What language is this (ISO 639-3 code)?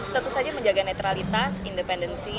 ind